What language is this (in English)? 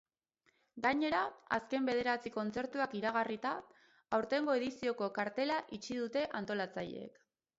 Basque